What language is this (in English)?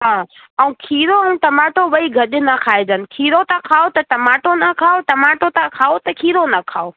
Sindhi